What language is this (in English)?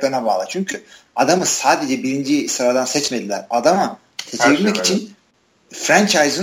Turkish